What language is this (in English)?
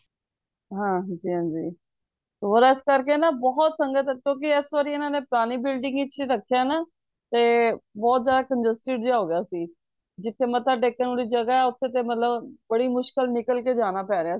Punjabi